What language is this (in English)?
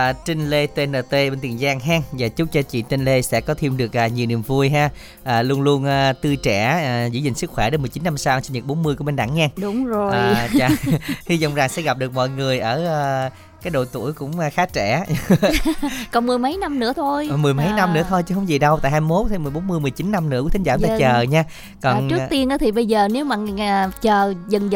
Vietnamese